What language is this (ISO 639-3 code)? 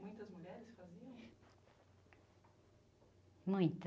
por